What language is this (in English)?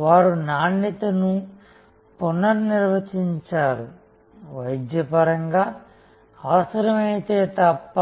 Telugu